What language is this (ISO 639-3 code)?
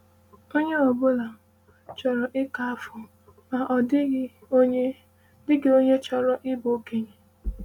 ibo